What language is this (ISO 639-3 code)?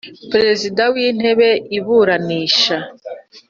kin